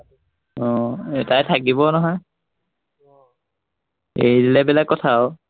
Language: Assamese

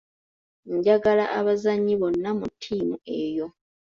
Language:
Ganda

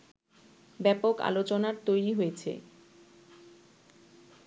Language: Bangla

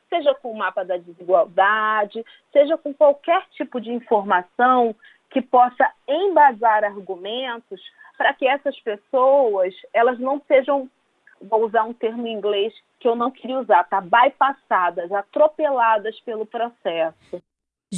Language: Portuguese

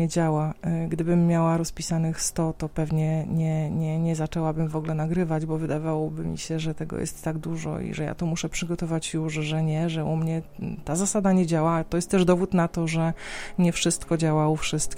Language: Polish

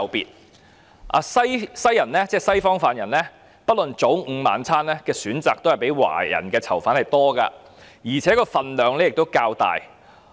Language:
Cantonese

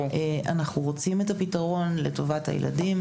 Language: Hebrew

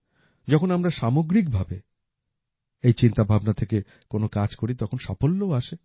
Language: Bangla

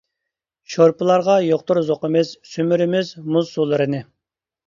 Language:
Uyghur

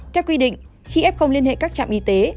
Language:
Vietnamese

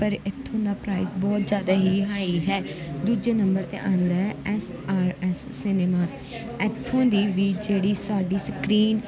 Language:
Punjabi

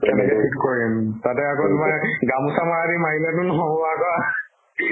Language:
Assamese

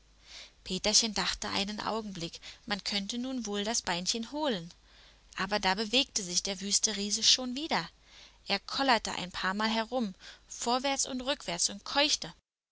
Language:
German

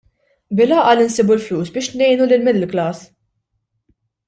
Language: Maltese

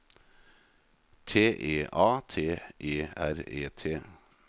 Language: Norwegian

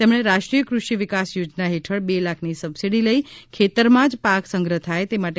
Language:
Gujarati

